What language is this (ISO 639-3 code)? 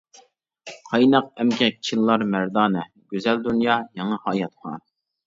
uig